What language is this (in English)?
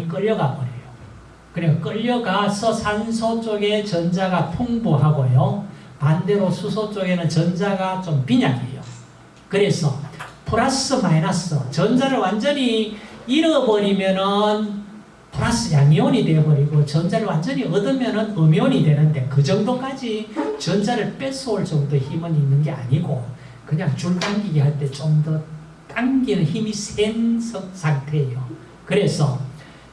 Korean